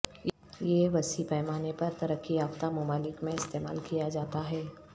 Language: Urdu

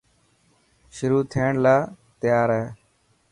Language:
Dhatki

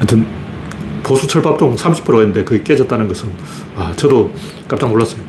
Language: Korean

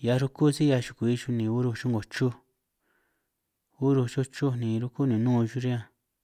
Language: San Martín Itunyoso Triqui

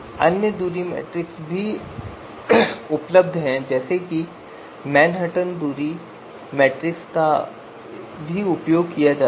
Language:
Hindi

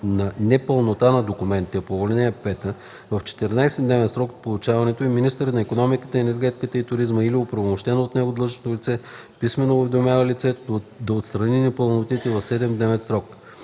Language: Bulgarian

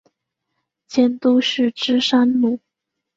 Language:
Chinese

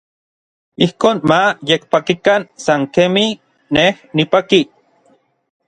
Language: Orizaba Nahuatl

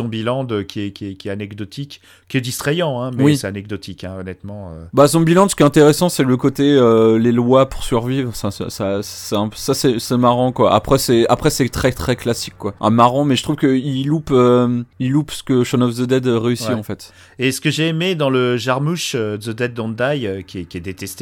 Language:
French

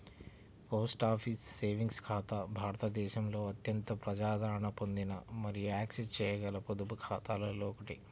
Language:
Telugu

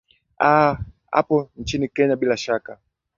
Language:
Swahili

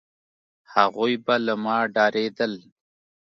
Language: Pashto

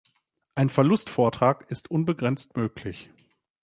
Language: German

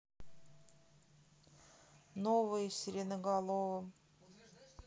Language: Russian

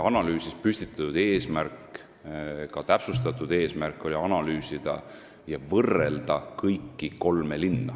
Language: Estonian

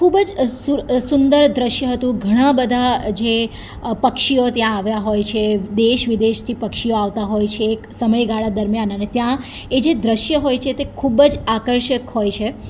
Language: Gujarati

